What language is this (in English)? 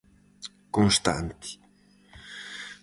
Galician